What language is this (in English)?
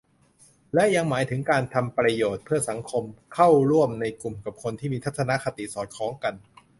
Thai